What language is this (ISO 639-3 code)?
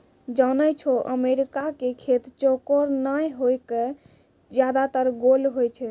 mai